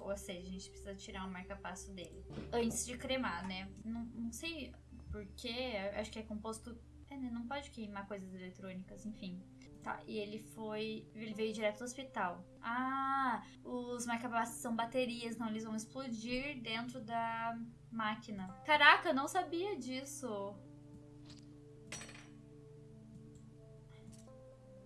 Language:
Portuguese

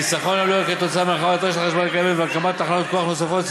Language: Hebrew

